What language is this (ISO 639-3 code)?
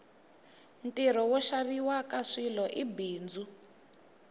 tso